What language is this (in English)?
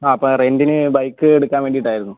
Malayalam